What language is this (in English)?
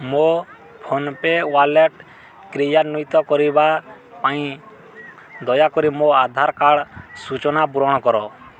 Odia